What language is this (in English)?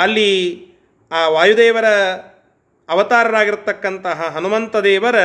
Kannada